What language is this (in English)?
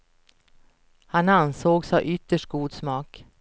Swedish